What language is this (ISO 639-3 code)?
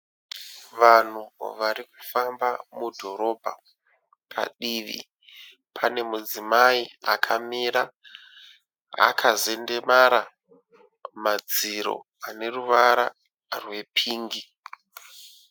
sna